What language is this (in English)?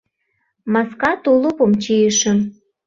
Mari